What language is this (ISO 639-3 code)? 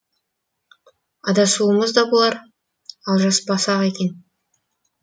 kaz